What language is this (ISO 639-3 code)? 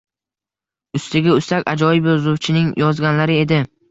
uzb